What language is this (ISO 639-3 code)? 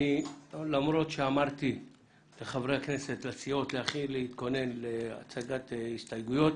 heb